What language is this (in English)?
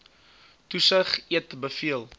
Afrikaans